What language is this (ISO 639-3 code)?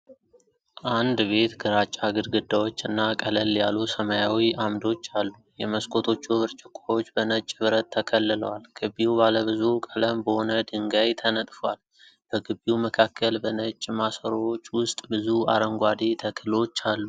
amh